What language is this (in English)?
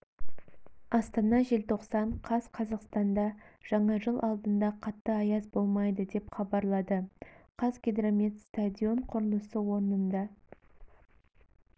Kazakh